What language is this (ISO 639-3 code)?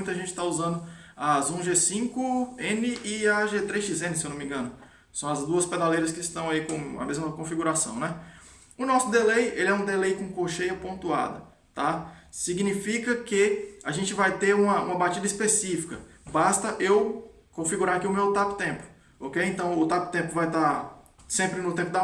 por